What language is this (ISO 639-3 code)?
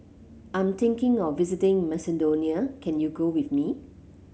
eng